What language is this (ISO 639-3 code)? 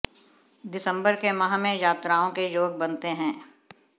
hin